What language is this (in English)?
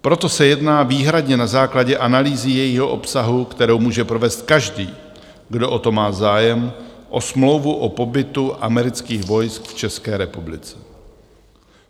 Czech